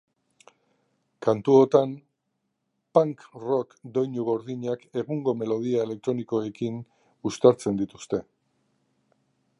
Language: Basque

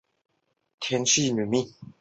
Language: Chinese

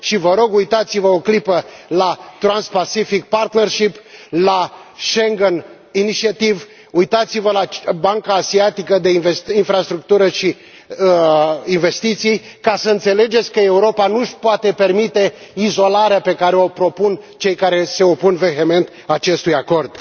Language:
Romanian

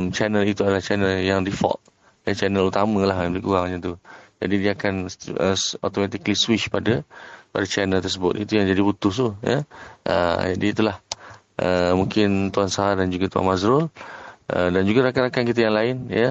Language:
Malay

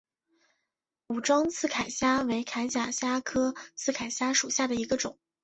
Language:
Chinese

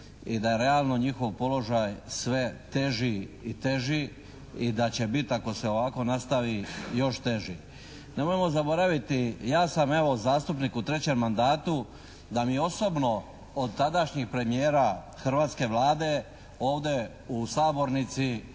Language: Croatian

